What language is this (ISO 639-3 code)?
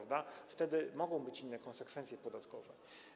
pol